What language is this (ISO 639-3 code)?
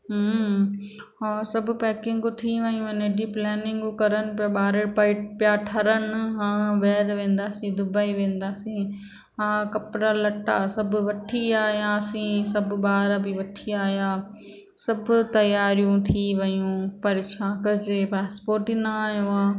snd